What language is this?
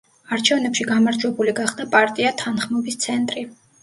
Georgian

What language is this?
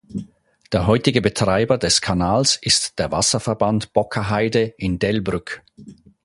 German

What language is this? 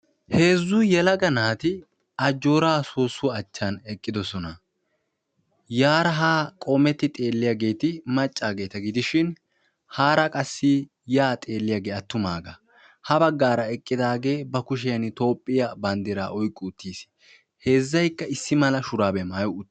Wolaytta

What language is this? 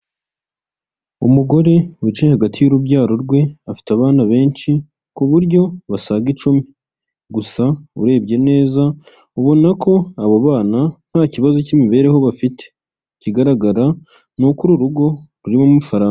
Kinyarwanda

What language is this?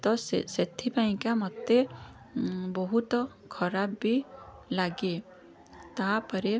Odia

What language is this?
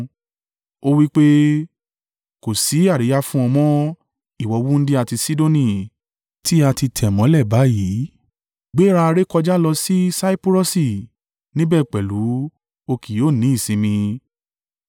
Yoruba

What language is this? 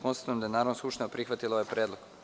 Serbian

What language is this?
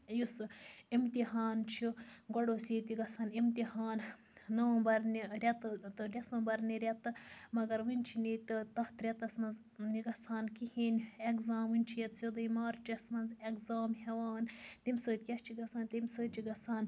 Kashmiri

